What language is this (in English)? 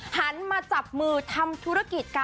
Thai